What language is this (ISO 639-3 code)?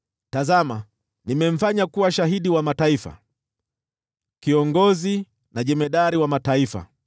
swa